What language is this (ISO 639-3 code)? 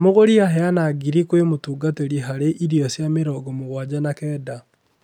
kik